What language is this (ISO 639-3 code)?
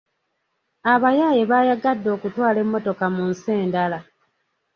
lug